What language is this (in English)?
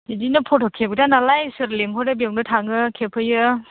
Bodo